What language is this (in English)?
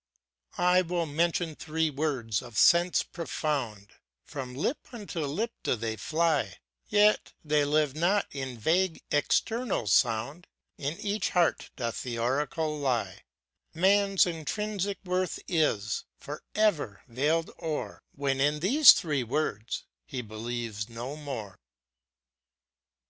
English